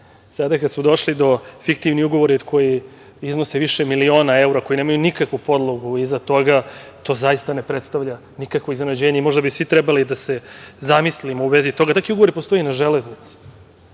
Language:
Serbian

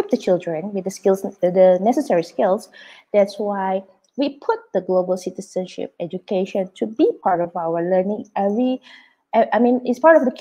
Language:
English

